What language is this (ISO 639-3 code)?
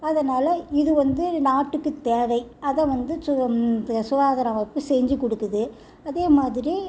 tam